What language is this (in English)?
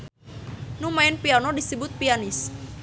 Sundanese